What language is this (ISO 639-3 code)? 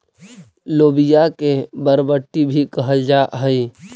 mag